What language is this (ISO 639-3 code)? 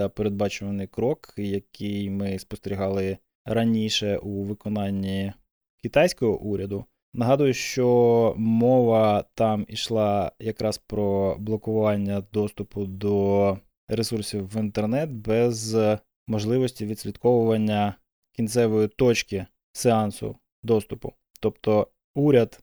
ukr